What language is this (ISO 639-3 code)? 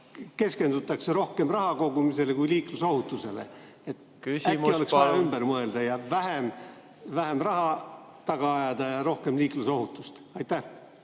est